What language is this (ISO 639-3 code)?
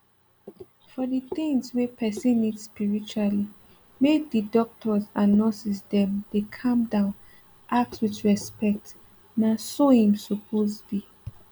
pcm